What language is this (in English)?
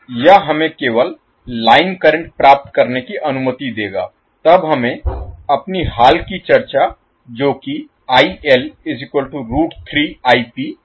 Hindi